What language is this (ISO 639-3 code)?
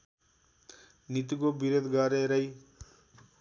nep